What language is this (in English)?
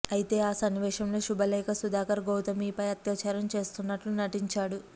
Telugu